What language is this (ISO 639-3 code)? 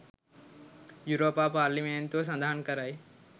sin